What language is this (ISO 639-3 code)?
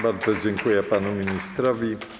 pol